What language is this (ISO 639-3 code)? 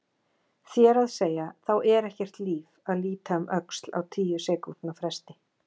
isl